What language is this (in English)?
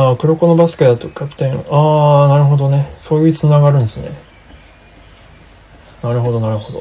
Japanese